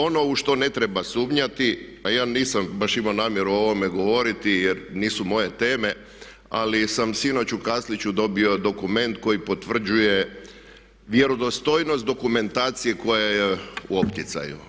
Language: Croatian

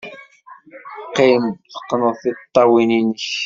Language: Kabyle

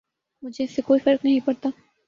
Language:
Urdu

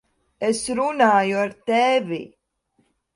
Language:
Latvian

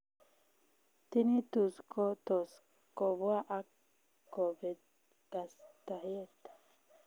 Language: Kalenjin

